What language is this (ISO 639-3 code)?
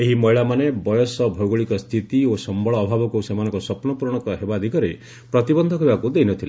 ori